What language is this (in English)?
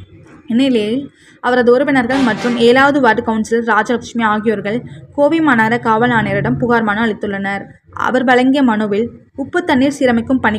English